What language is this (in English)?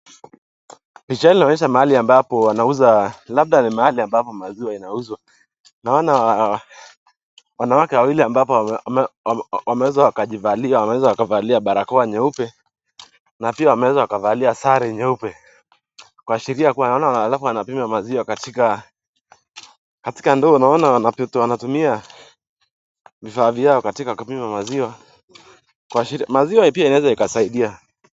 Swahili